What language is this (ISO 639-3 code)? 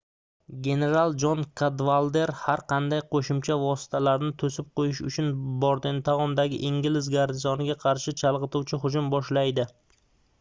uzb